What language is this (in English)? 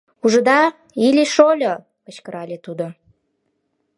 Mari